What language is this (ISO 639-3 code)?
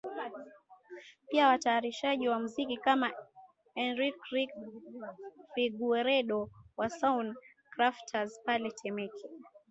swa